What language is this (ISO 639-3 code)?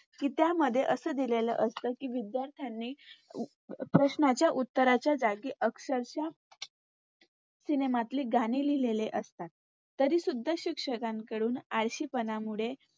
mar